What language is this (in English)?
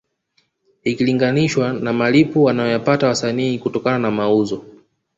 Swahili